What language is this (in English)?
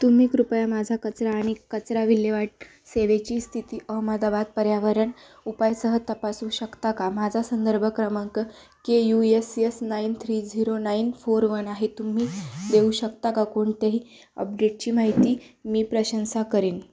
Marathi